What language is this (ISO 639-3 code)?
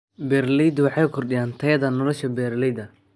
som